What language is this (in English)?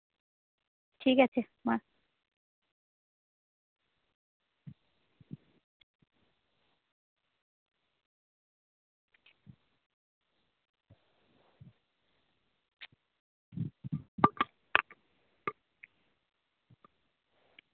Santali